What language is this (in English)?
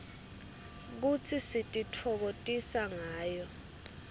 Swati